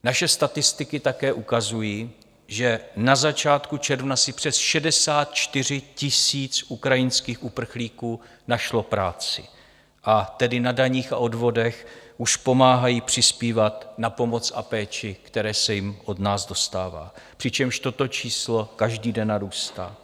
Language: Czech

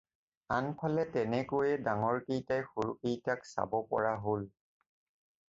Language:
Assamese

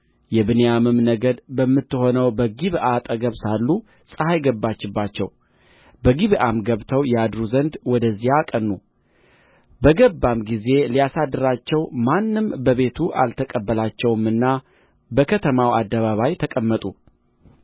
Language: Amharic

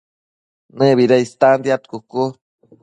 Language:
Matsés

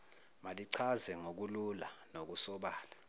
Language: Zulu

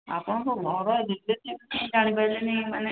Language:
Odia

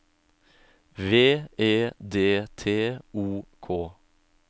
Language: Norwegian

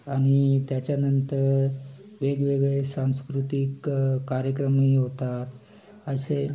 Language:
Marathi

